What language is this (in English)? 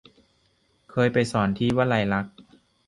Thai